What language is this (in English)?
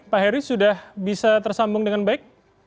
Indonesian